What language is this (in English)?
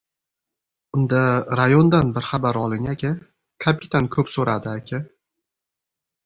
Uzbek